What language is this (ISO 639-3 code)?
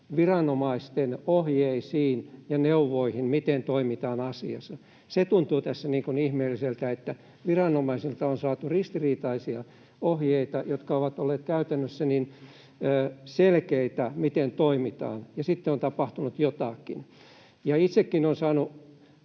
fin